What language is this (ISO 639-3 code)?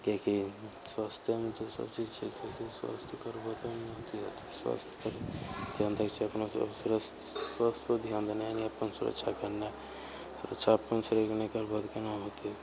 mai